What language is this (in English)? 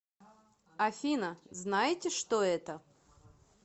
Russian